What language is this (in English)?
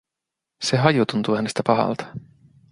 Finnish